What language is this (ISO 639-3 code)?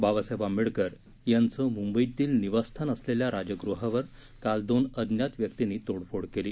mar